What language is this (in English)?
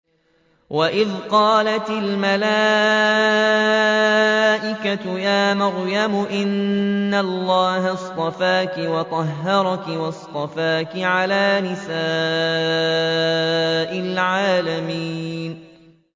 Arabic